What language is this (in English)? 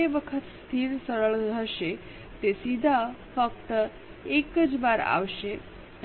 Gujarati